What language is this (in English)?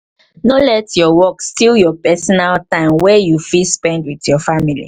Nigerian Pidgin